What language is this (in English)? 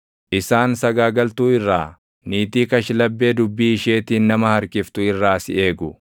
Oromo